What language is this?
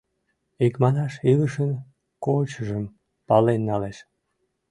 Mari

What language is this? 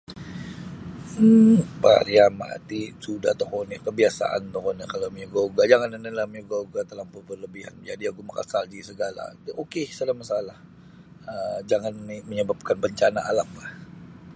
Sabah Bisaya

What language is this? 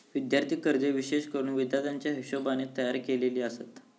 Marathi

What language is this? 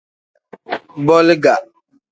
Tem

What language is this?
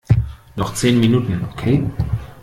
German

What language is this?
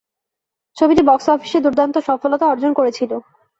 Bangla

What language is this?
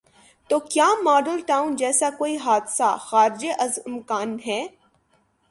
Urdu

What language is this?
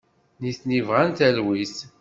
Kabyle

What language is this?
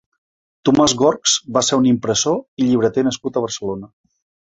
Catalan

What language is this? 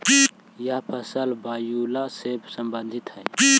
Magahi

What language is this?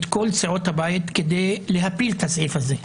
Hebrew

